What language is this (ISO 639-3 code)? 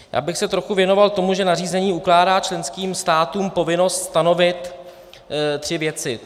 ces